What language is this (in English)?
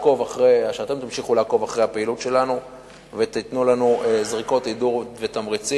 Hebrew